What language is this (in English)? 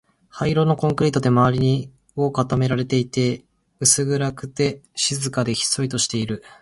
Japanese